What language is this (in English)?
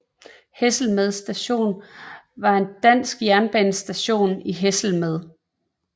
Danish